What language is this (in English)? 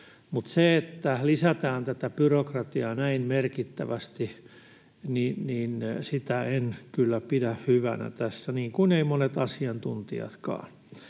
Finnish